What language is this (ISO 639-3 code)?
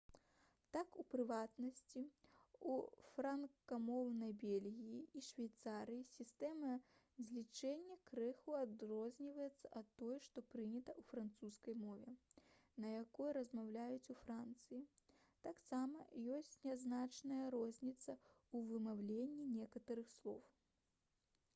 bel